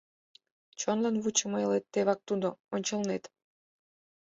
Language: Mari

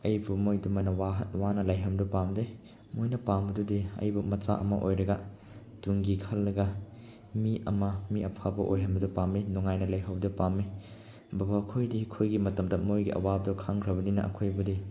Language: Manipuri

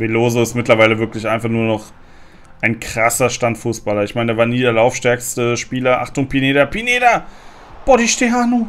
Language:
German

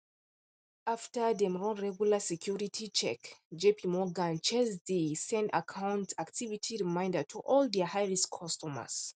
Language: Nigerian Pidgin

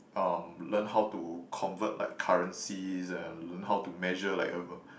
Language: English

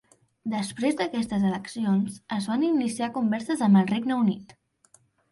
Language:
Catalan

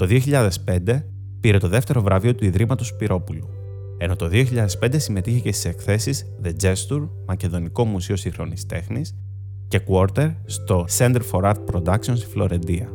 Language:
Greek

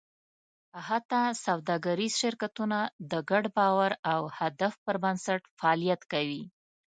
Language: Pashto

